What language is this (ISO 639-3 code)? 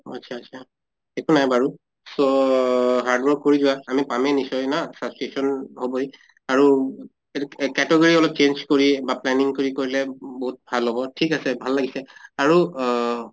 asm